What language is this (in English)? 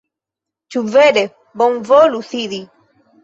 Esperanto